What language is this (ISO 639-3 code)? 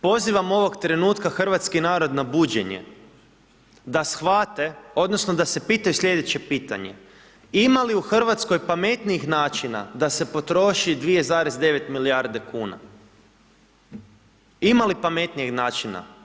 hrv